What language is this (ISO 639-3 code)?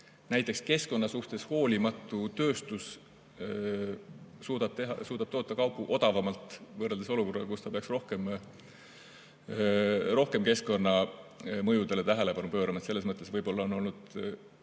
est